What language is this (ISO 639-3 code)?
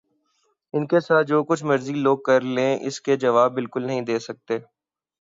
urd